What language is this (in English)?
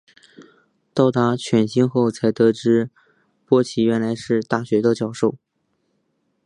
Chinese